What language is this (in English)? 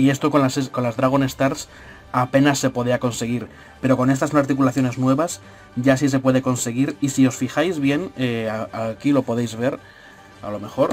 Spanish